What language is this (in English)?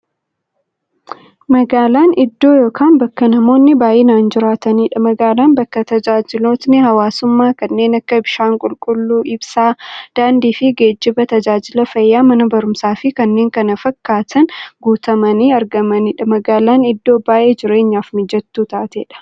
Oromo